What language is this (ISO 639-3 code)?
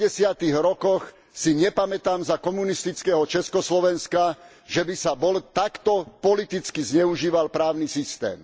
slk